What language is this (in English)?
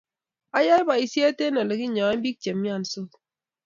Kalenjin